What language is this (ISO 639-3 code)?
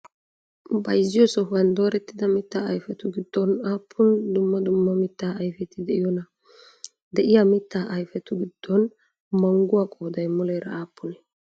wal